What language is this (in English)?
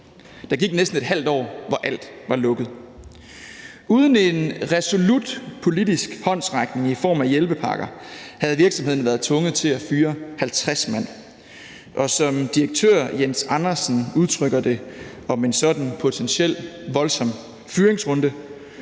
Danish